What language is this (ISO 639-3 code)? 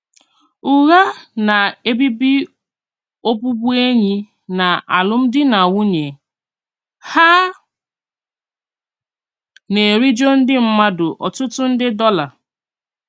ibo